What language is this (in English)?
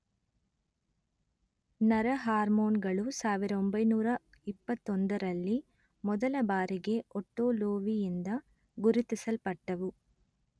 Kannada